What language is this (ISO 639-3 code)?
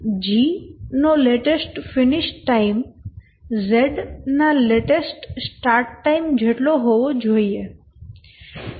guj